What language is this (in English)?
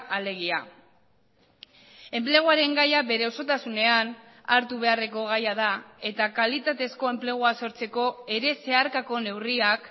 Basque